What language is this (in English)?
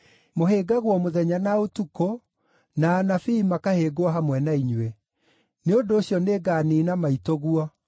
Kikuyu